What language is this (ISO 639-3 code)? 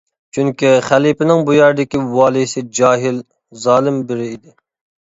uig